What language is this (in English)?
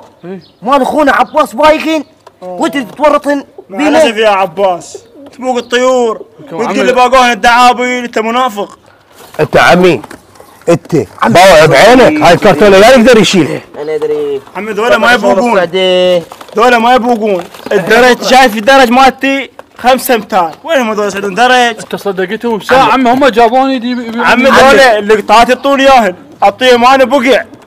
Arabic